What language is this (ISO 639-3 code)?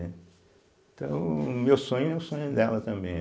por